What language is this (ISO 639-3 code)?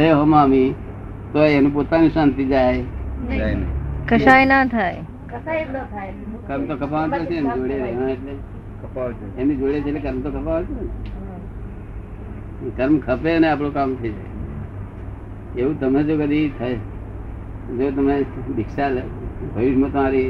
guj